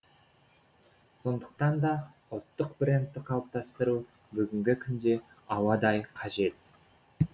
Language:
Kazakh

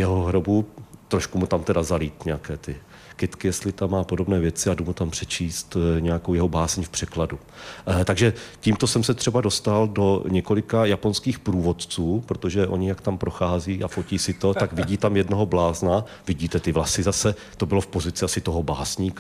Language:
Czech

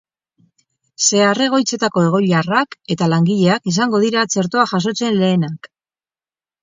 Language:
Basque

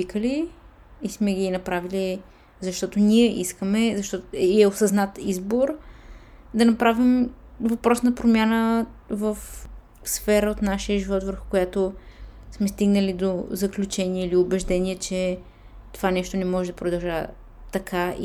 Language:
Bulgarian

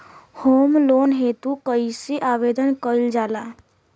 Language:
Bhojpuri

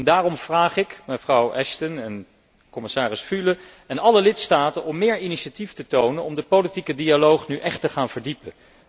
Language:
Dutch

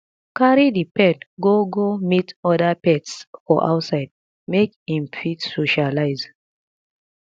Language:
Nigerian Pidgin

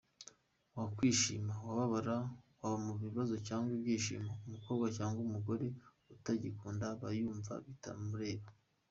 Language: Kinyarwanda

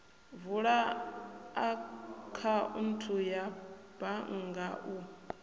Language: Venda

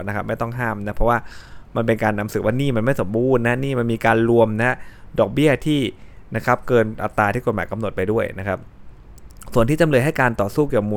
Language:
Thai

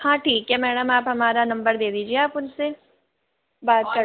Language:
Hindi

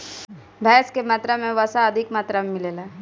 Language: Bhojpuri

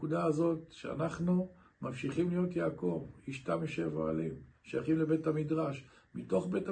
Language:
Hebrew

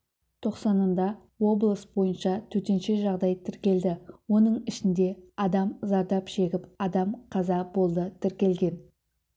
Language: Kazakh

